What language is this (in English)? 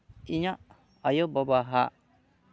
Santali